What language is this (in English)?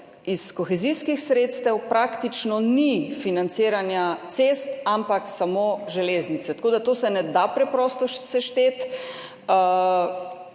Slovenian